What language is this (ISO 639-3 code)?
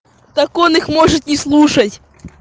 rus